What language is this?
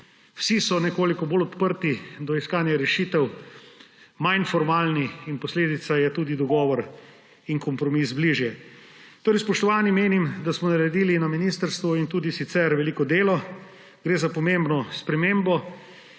Slovenian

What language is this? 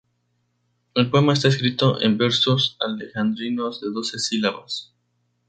Spanish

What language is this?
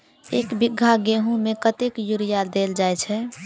Maithili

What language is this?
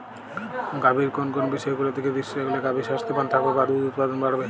Bangla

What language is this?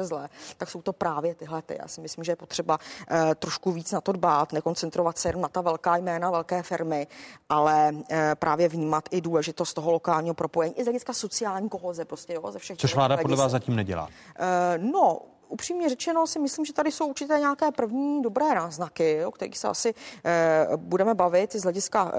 Czech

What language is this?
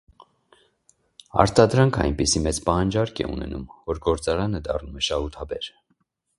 Armenian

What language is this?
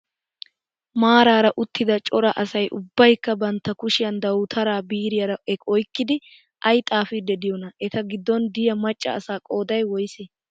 Wolaytta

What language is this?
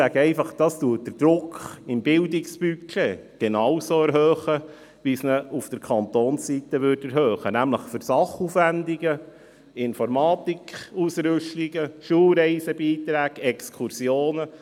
Swiss German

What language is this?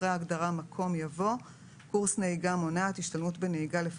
Hebrew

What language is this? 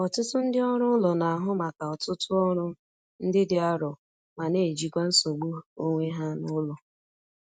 Igbo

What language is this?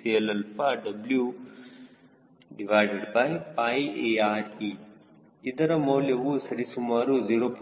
Kannada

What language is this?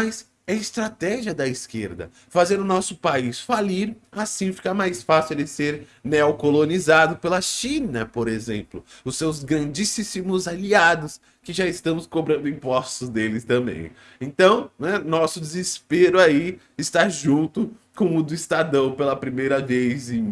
Portuguese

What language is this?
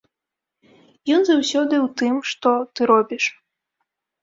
Belarusian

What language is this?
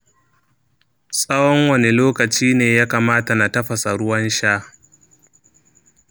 Hausa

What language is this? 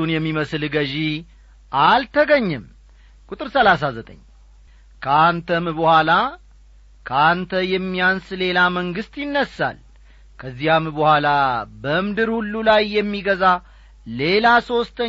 Amharic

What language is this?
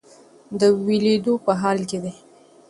Pashto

